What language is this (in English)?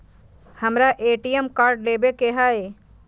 Magahi